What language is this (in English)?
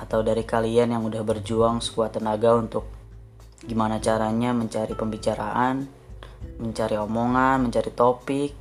Indonesian